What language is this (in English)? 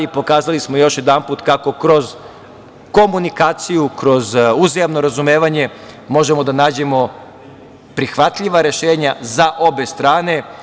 Serbian